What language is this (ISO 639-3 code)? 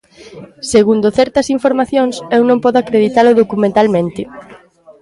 glg